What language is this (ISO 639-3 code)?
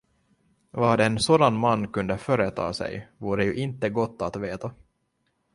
swe